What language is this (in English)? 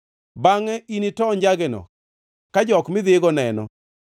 Luo (Kenya and Tanzania)